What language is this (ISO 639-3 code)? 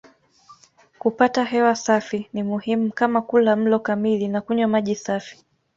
swa